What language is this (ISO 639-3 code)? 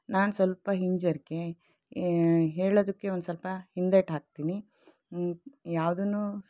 kan